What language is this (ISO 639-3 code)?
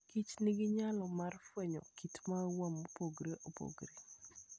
luo